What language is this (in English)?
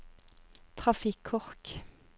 Norwegian